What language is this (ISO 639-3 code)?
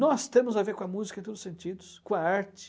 por